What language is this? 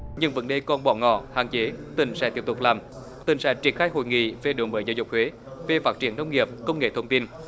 Vietnamese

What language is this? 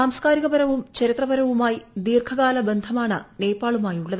Malayalam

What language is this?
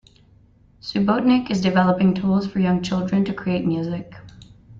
English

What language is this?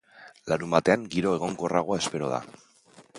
Basque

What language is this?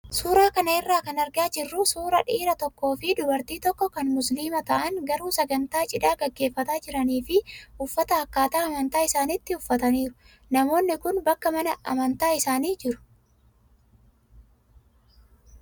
Oromo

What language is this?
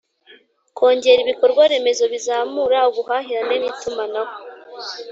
Kinyarwanda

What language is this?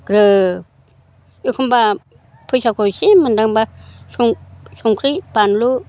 Bodo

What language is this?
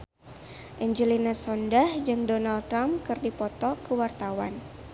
Sundanese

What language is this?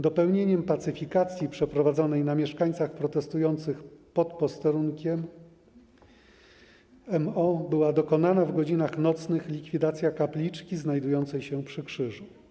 Polish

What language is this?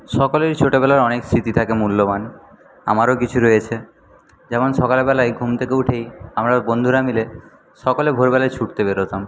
Bangla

